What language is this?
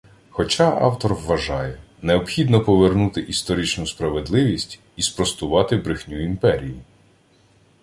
Ukrainian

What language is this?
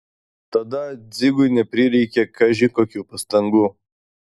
Lithuanian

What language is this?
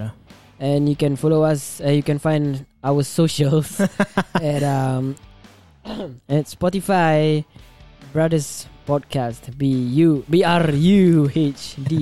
Malay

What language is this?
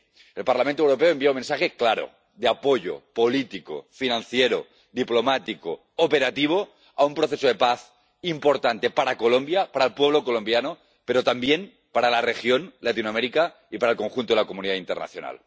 Spanish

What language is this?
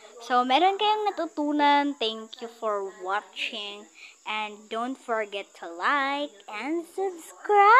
Filipino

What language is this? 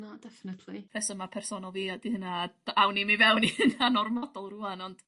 Welsh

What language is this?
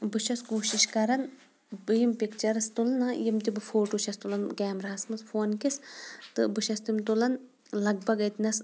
Kashmiri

